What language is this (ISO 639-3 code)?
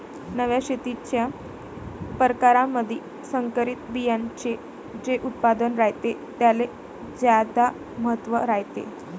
mar